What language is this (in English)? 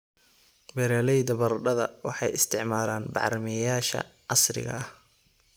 Somali